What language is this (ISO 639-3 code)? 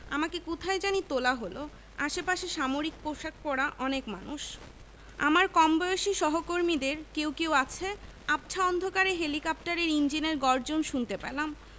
ben